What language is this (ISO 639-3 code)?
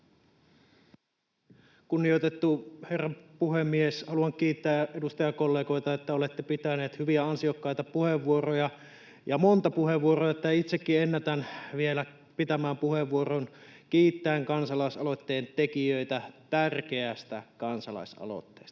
fin